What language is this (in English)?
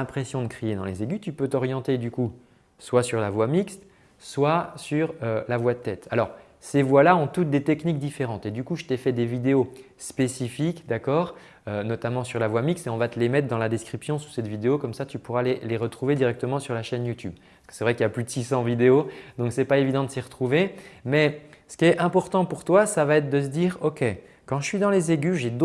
French